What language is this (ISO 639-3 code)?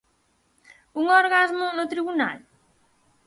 glg